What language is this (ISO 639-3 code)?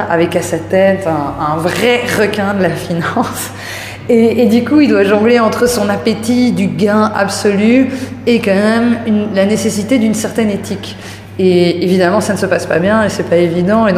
fra